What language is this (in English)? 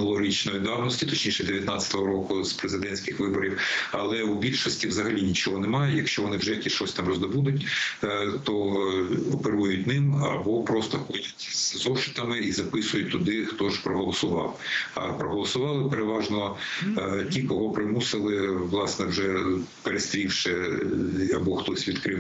Ukrainian